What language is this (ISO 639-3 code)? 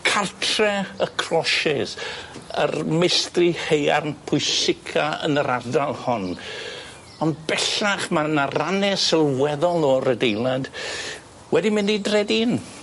cym